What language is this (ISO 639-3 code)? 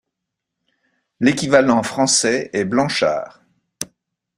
fra